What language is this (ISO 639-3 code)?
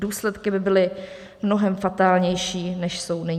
ces